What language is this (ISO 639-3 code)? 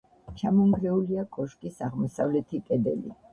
kat